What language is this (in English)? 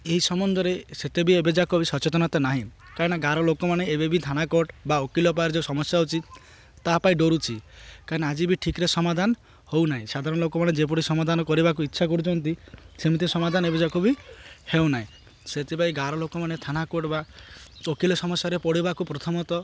Odia